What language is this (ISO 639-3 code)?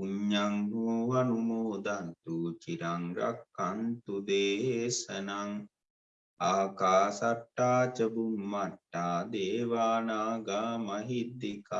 vie